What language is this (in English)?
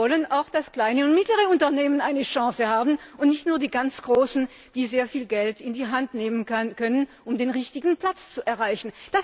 German